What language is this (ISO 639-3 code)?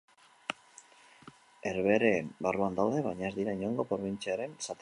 eus